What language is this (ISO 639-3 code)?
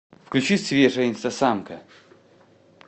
rus